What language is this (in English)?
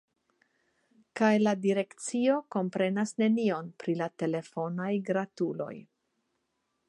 Esperanto